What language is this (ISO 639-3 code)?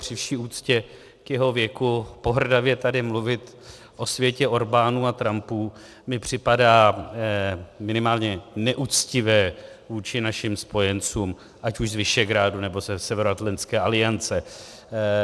ces